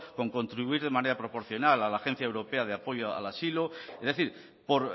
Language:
Spanish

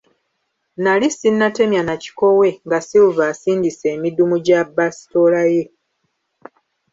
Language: Ganda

